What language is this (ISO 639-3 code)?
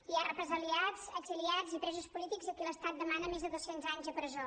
cat